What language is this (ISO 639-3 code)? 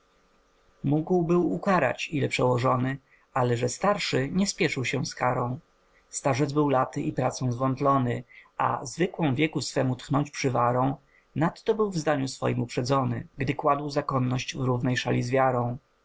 pol